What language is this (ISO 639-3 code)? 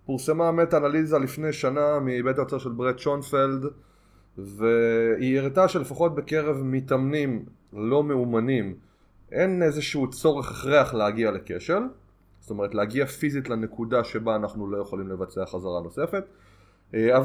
heb